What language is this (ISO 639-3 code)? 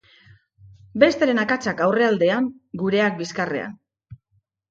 eus